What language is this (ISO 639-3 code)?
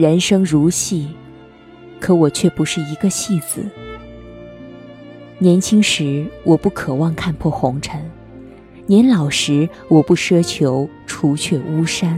zho